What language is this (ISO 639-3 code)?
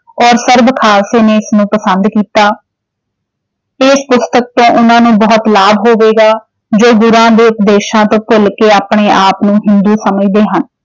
pan